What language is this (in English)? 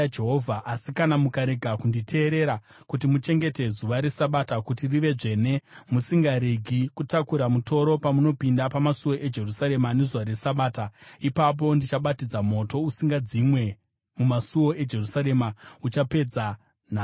Shona